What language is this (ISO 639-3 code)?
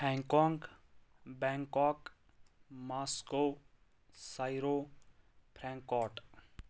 kas